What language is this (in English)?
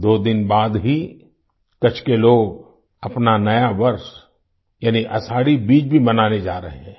Hindi